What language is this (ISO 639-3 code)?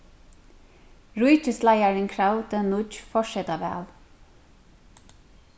fao